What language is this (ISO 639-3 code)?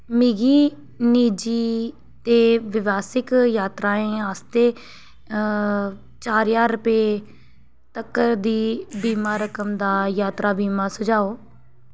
doi